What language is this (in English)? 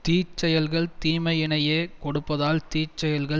Tamil